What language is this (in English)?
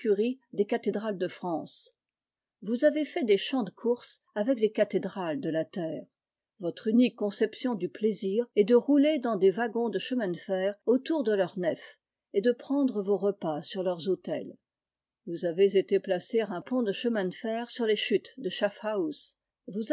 French